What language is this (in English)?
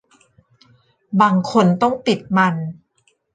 Thai